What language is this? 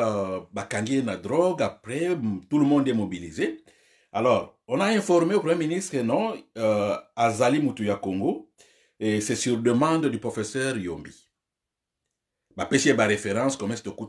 French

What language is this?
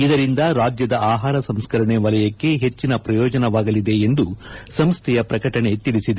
Kannada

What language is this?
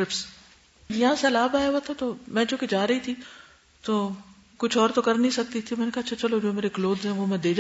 Urdu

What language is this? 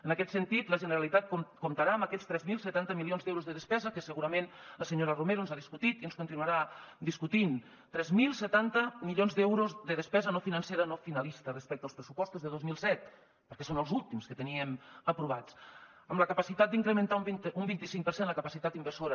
Catalan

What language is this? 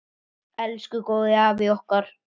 Icelandic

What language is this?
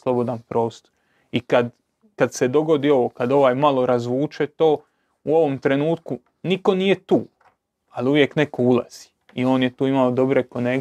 Croatian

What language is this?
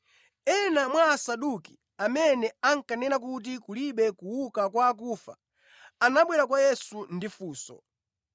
Nyanja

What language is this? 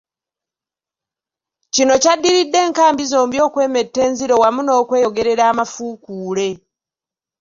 Ganda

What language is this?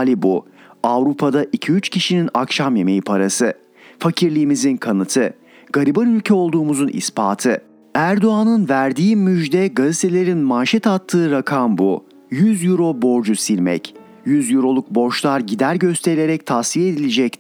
Turkish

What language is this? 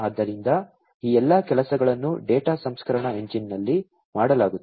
Kannada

